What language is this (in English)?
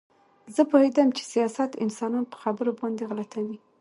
Pashto